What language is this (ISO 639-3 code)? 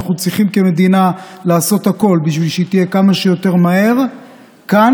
heb